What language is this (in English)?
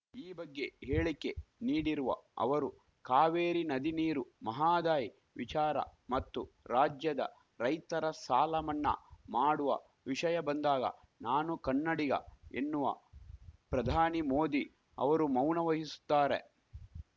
Kannada